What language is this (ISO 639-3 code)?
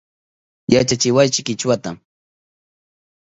qup